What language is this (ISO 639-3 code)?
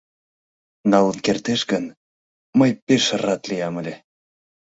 chm